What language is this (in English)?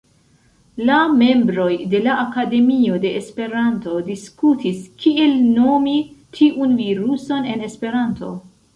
Esperanto